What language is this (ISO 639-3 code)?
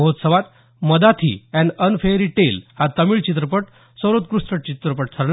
mar